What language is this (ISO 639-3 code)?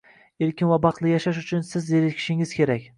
uzb